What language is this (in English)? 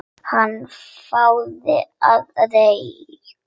Icelandic